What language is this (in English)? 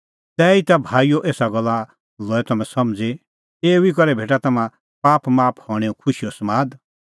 Kullu Pahari